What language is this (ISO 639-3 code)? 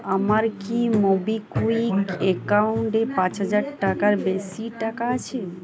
ben